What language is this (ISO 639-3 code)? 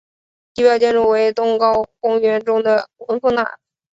zho